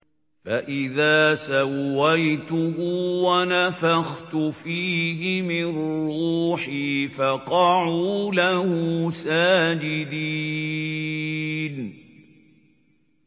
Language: Arabic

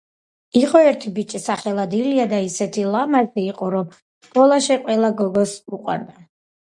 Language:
Georgian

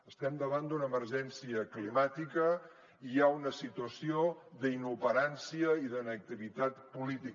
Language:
Catalan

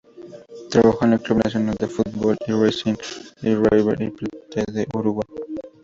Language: Spanish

